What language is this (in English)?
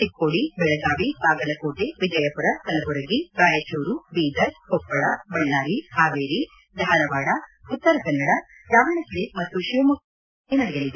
Kannada